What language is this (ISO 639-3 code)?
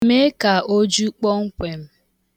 ibo